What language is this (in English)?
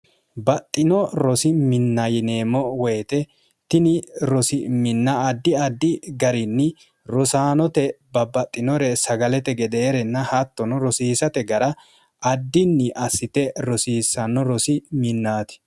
Sidamo